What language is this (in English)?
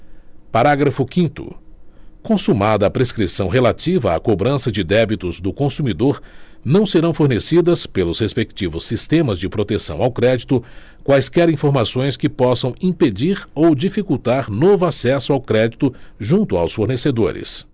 Portuguese